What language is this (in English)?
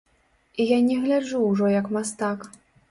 Belarusian